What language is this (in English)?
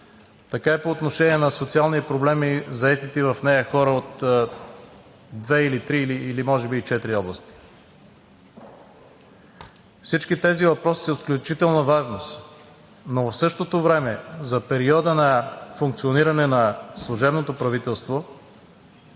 Bulgarian